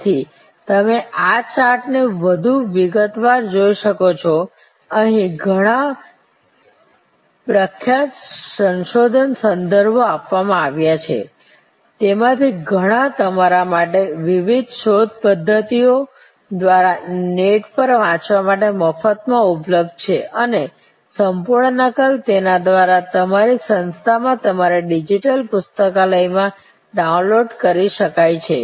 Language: Gujarati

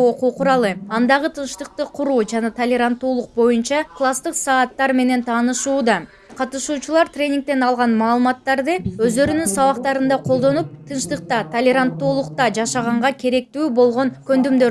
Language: Turkish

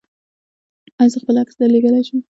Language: Pashto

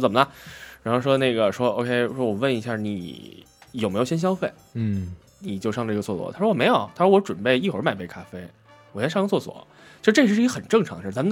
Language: Chinese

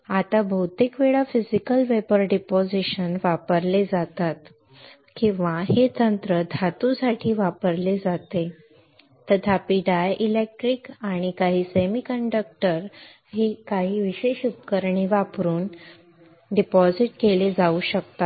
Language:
Marathi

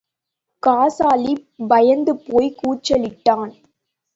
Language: Tamil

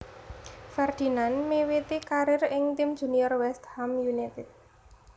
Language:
Javanese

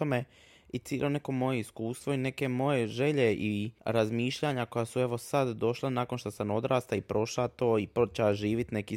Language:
Croatian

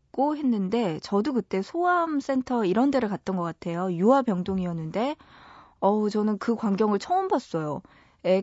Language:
Korean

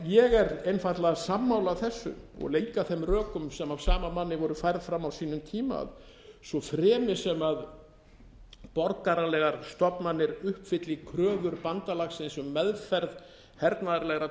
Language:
Icelandic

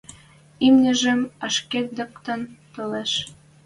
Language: Western Mari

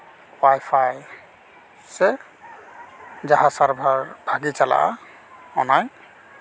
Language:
Santali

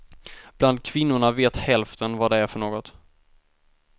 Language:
Swedish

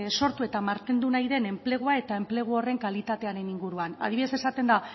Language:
Basque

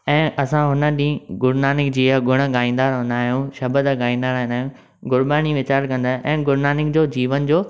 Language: Sindhi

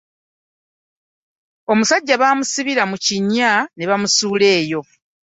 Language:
Ganda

